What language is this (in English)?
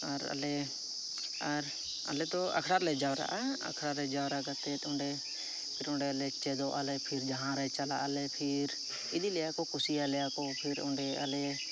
Santali